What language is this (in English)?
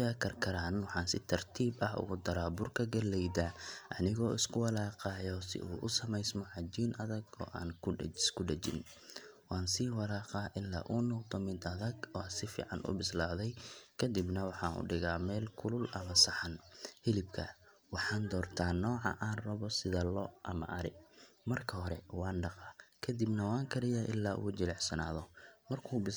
Somali